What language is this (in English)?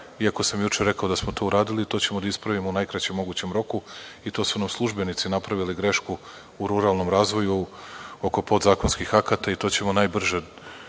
Serbian